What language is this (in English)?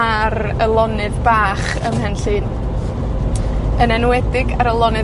Welsh